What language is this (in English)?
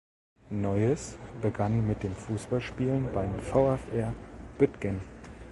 German